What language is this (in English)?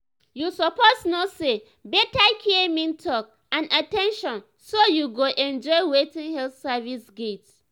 Nigerian Pidgin